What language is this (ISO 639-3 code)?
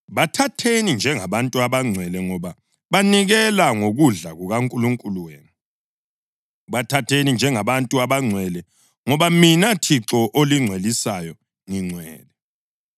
nde